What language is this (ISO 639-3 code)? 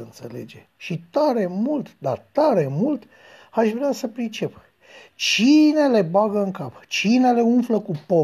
ron